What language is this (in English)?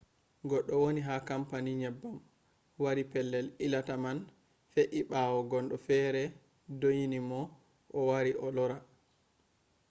Fula